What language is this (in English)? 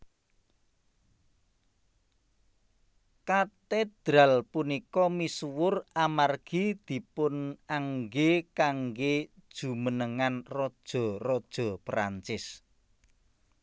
Javanese